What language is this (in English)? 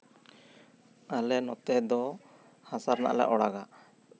Santali